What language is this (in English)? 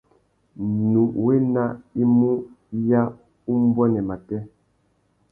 Tuki